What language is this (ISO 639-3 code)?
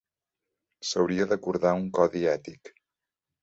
cat